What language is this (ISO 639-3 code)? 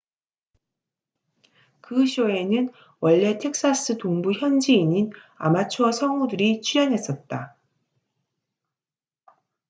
kor